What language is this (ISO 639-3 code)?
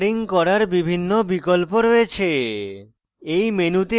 ben